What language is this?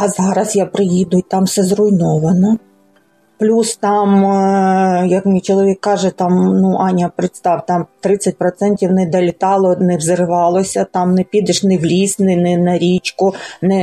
Ukrainian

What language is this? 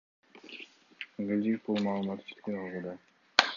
Kyrgyz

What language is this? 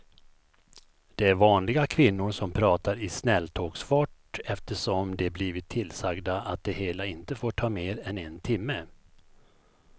Swedish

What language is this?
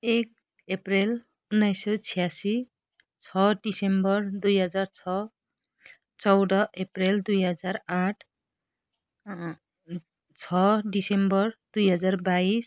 Nepali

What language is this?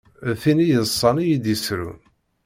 Kabyle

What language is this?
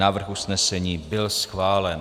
Czech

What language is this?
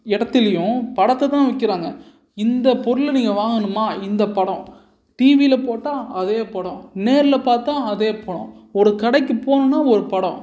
Tamil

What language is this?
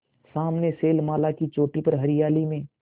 Hindi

